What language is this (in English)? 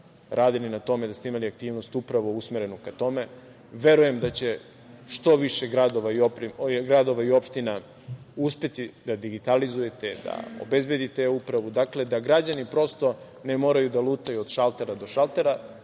Serbian